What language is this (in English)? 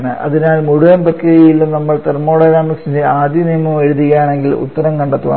Malayalam